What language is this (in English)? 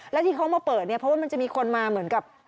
Thai